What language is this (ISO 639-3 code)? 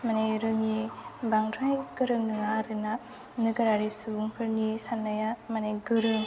brx